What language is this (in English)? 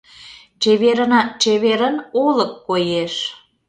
Mari